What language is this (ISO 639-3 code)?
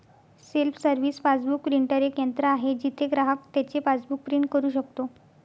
mar